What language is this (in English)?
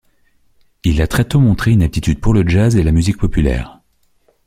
French